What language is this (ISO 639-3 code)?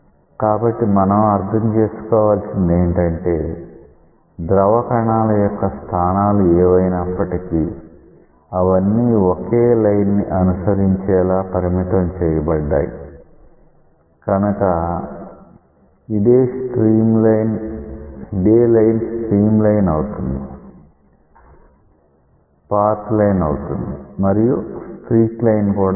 tel